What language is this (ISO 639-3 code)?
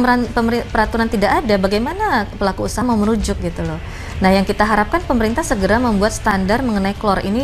ind